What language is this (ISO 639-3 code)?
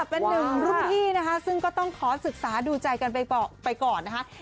tha